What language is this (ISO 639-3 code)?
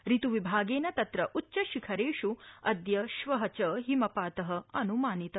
san